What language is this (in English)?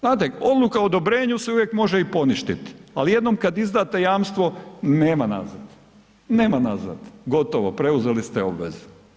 Croatian